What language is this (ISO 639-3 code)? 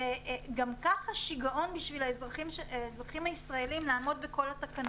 heb